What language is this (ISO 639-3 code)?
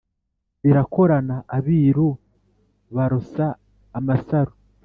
kin